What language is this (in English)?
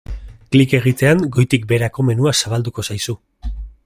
Basque